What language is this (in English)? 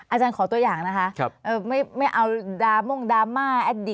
Thai